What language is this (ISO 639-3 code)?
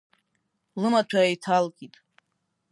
abk